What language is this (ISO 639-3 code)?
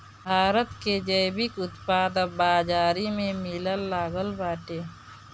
bho